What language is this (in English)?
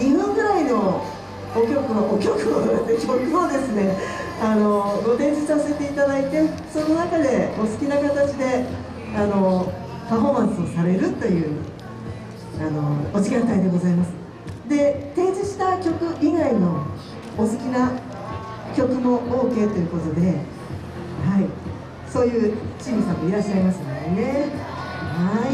Japanese